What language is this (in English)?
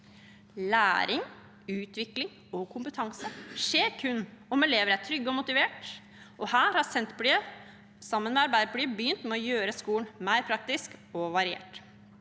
Norwegian